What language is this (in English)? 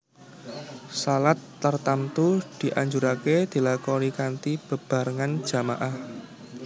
Javanese